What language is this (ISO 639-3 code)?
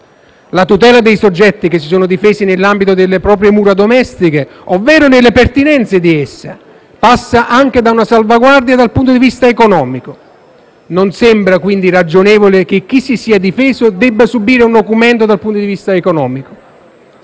ita